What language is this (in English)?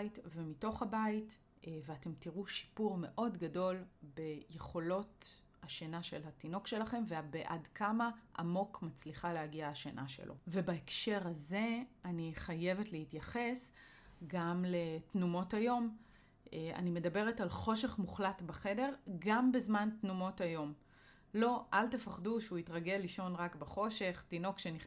Hebrew